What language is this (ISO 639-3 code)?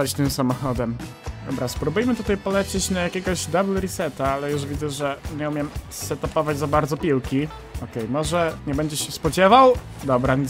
pol